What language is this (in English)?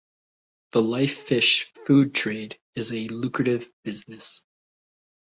English